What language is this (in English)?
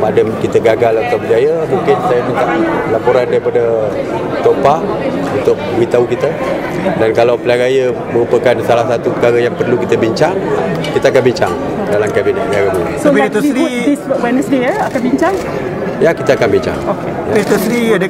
Malay